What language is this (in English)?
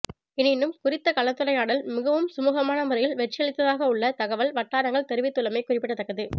Tamil